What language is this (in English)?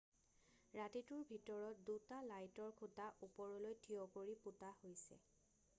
Assamese